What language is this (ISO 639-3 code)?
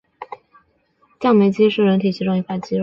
zho